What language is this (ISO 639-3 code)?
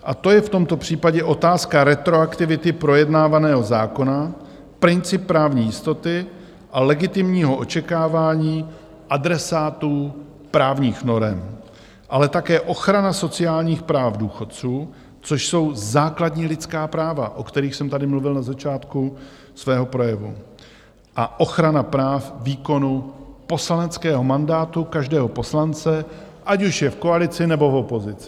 ces